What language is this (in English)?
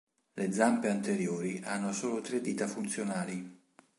Italian